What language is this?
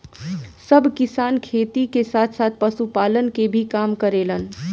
Bhojpuri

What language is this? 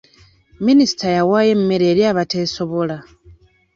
Ganda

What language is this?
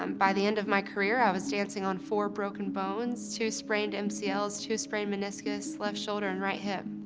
English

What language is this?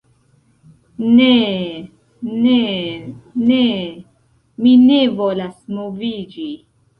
Esperanto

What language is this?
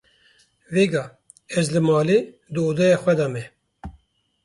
Kurdish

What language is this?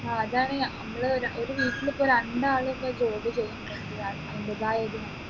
Malayalam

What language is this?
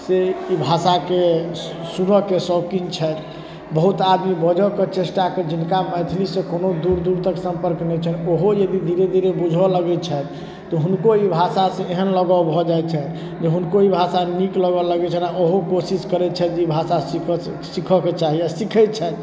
Maithili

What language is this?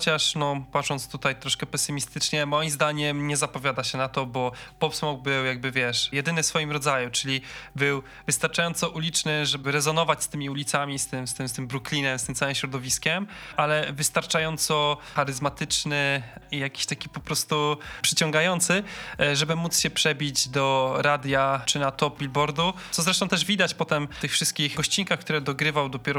Polish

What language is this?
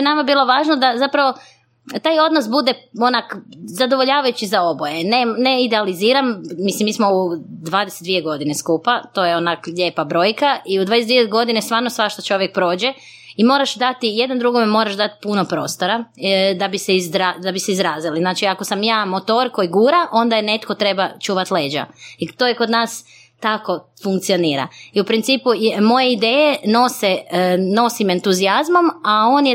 Croatian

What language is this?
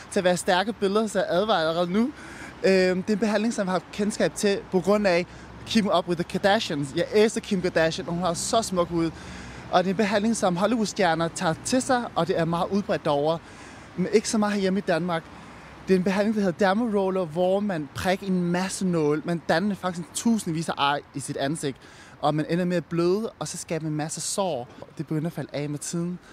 Danish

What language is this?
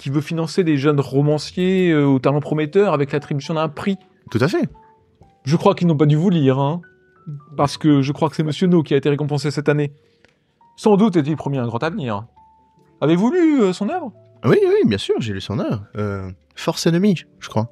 French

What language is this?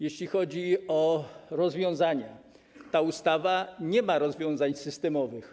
Polish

